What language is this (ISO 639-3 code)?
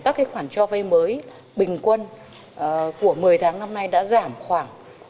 vie